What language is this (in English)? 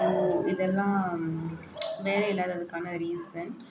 Tamil